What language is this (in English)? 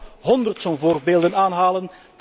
Dutch